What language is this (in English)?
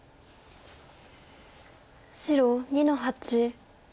Japanese